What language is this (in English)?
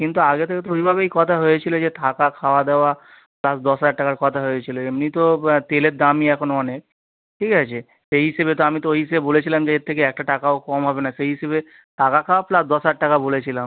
Bangla